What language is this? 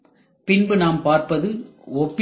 Tamil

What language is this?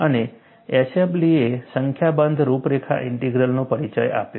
Gujarati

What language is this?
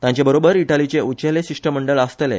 Konkani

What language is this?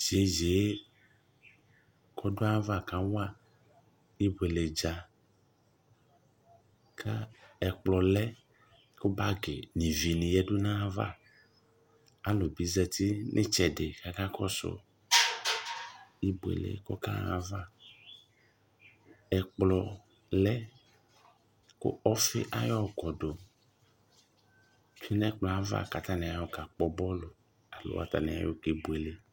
Ikposo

